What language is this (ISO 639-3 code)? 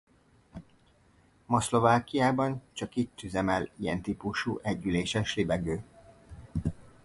hun